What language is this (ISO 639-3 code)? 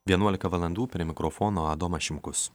lit